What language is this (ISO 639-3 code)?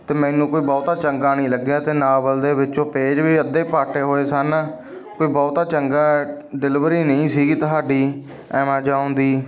pan